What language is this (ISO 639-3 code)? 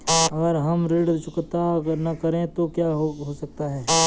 hin